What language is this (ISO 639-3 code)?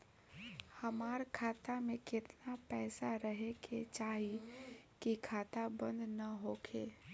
bho